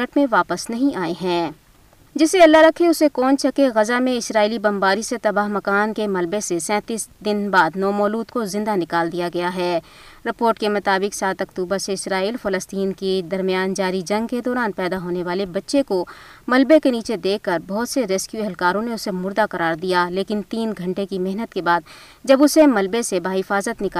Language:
Urdu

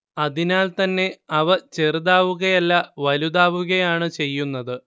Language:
Malayalam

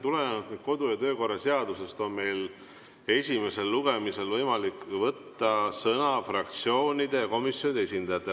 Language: Estonian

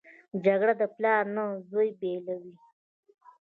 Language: Pashto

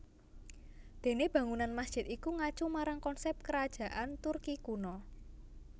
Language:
Javanese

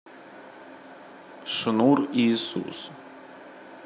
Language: Russian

